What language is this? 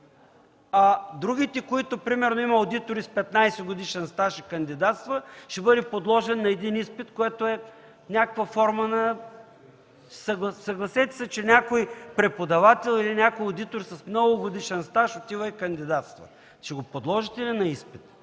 Bulgarian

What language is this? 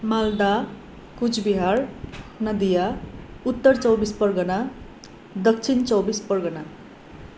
Nepali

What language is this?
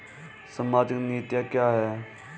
Hindi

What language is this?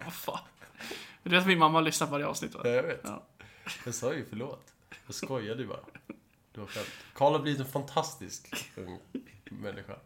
Swedish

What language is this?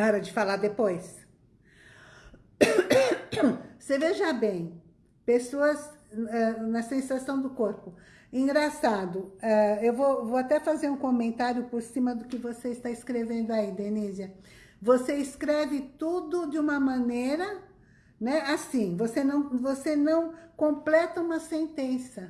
Portuguese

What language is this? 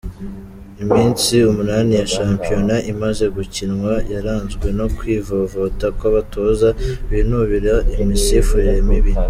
Kinyarwanda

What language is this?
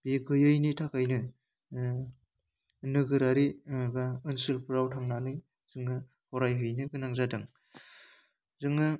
Bodo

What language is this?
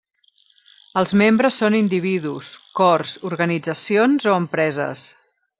Catalan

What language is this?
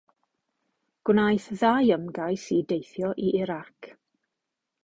Welsh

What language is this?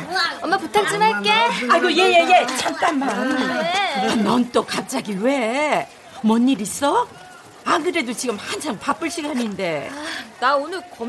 Korean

